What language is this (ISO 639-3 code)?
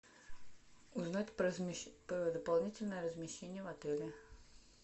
rus